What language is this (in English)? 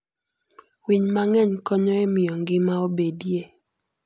Luo (Kenya and Tanzania)